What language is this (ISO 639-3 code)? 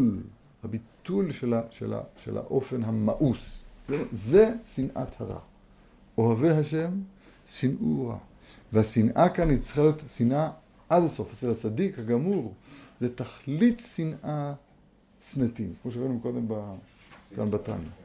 heb